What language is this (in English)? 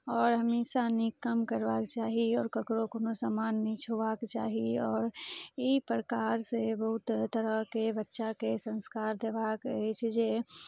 Maithili